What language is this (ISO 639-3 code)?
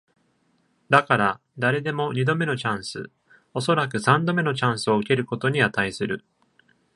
jpn